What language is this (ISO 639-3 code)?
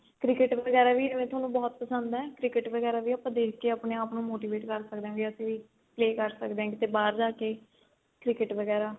pan